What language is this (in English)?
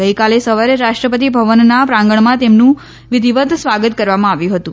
Gujarati